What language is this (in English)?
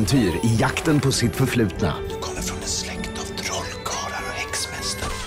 Swedish